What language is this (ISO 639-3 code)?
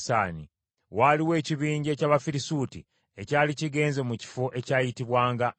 lug